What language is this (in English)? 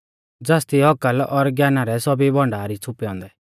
Mahasu Pahari